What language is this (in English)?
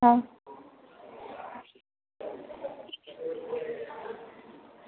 Gujarati